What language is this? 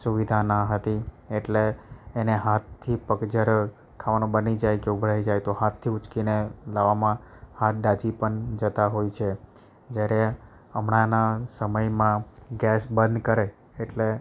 Gujarati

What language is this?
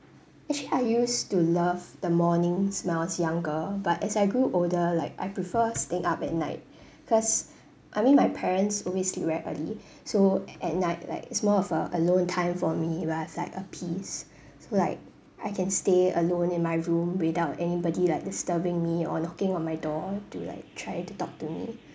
English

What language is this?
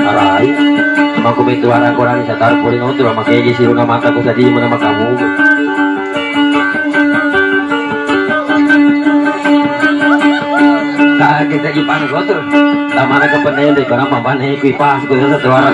Thai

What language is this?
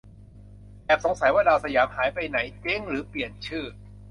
Thai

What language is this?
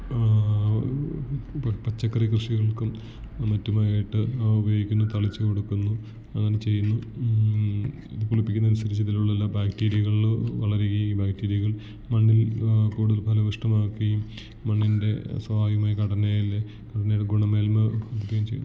Malayalam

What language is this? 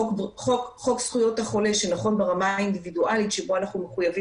Hebrew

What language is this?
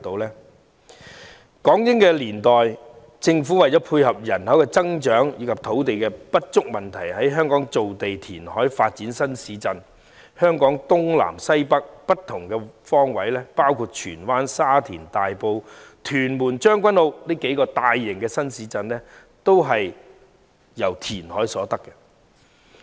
Cantonese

